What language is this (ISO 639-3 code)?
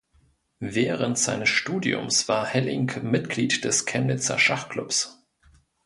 deu